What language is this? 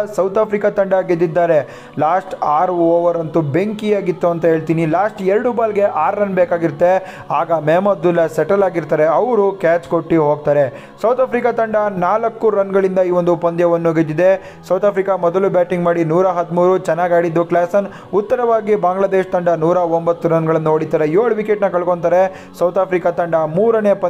Kannada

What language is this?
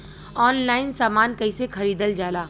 Bhojpuri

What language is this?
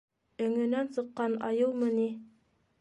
Bashkir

